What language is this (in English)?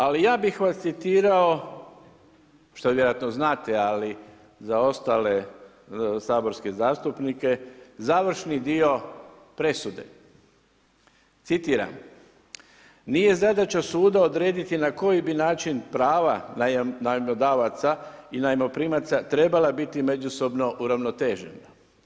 Croatian